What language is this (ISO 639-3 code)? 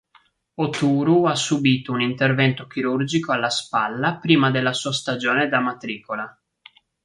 ita